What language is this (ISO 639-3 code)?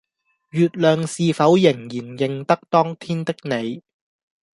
yue